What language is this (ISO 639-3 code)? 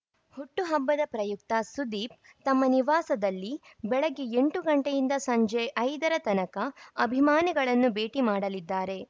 kan